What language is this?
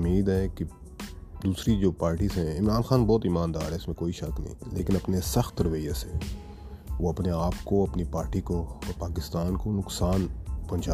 Urdu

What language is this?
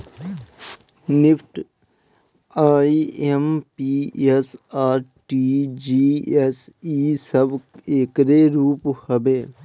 Bhojpuri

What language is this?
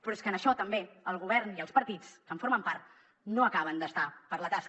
Catalan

